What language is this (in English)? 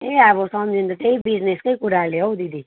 Nepali